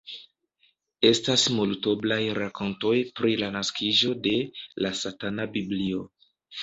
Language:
Esperanto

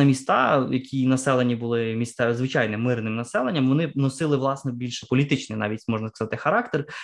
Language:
Ukrainian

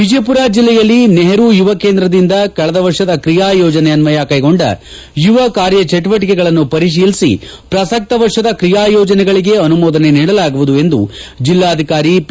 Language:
Kannada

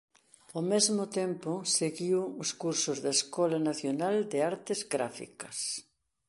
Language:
Galician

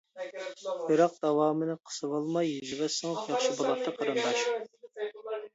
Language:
Uyghur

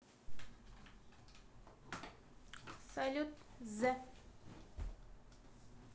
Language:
Russian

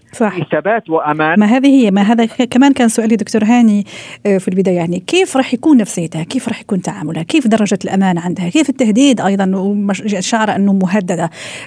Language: Arabic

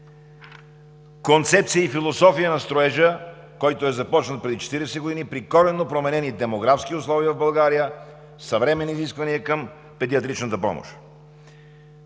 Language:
Bulgarian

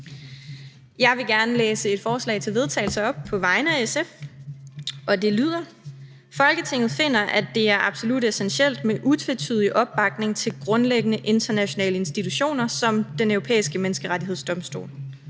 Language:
Danish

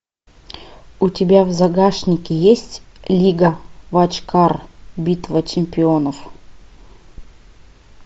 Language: Russian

